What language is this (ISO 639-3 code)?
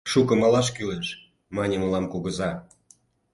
chm